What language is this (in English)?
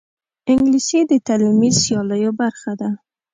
Pashto